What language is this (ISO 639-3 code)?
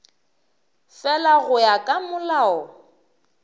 nso